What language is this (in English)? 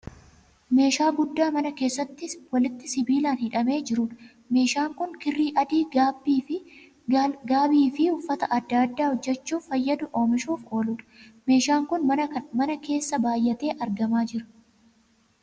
Oromo